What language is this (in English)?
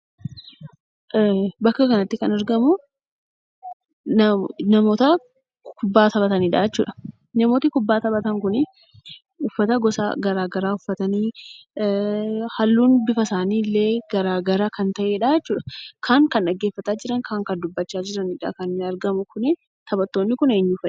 Oromo